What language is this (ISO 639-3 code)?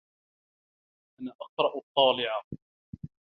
ara